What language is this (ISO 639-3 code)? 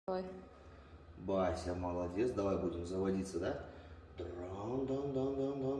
rus